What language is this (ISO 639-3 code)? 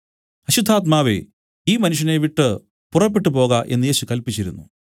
mal